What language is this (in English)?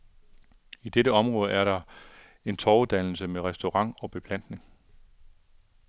Danish